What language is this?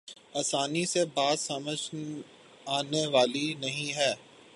Urdu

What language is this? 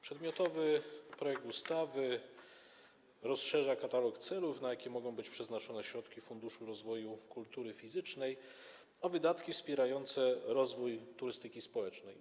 Polish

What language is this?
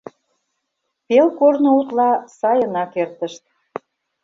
Mari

